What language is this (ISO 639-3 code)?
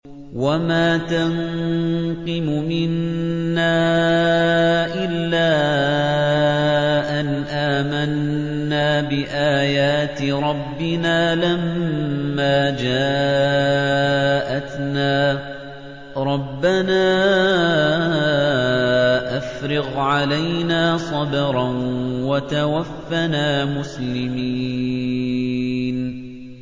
ara